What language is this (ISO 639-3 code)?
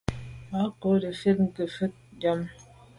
byv